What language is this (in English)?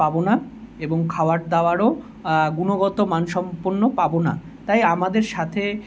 Bangla